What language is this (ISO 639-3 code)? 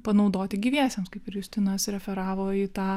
lit